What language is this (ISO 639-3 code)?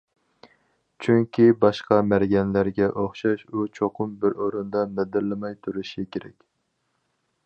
uig